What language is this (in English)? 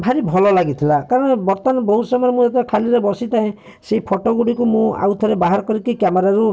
Odia